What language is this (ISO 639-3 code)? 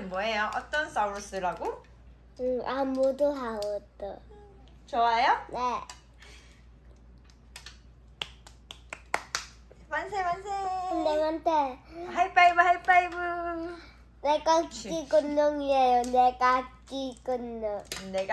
kor